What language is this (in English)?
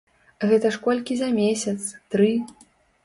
Belarusian